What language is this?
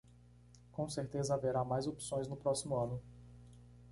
Portuguese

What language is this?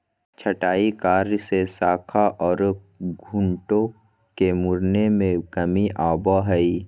Magahi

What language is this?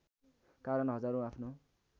Nepali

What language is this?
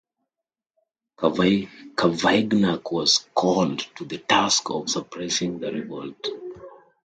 English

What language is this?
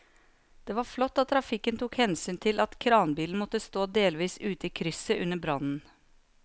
Norwegian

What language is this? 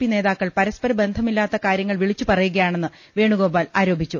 Malayalam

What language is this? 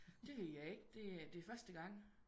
Danish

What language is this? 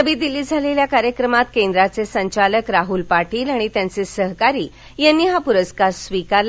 Marathi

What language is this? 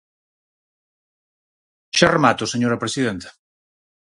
Galician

